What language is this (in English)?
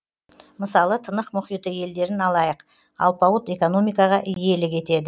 Kazakh